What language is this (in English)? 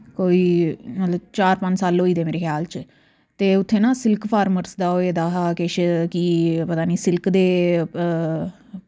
Dogri